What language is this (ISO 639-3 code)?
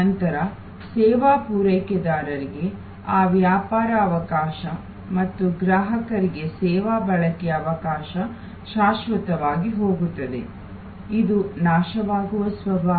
kan